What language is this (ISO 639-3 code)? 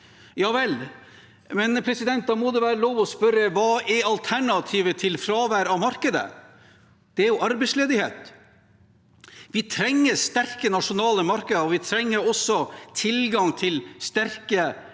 nor